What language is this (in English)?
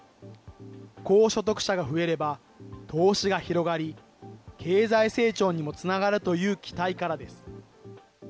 Japanese